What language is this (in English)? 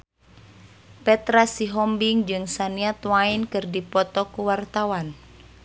Sundanese